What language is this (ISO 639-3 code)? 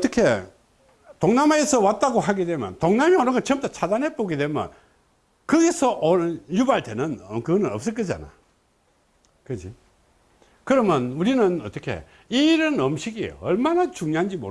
kor